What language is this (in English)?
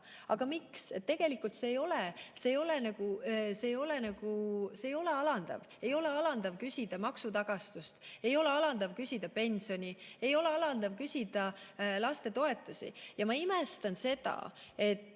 Estonian